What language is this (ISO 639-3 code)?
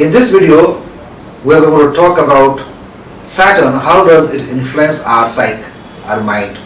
eng